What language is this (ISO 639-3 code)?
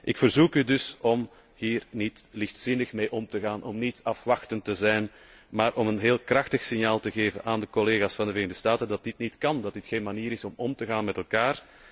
nld